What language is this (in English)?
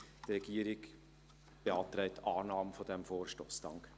Swiss German